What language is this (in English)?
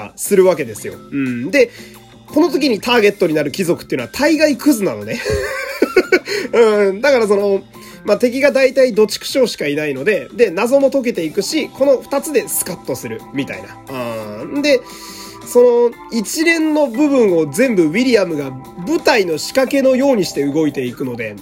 Japanese